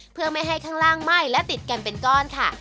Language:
Thai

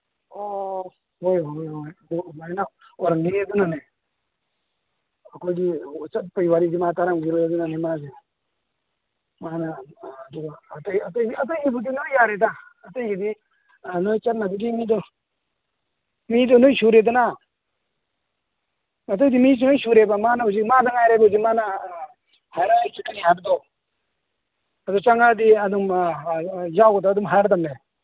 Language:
Manipuri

